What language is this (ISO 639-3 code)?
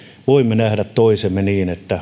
fin